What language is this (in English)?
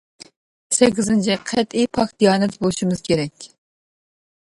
Uyghur